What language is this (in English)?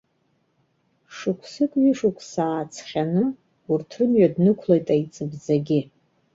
Abkhazian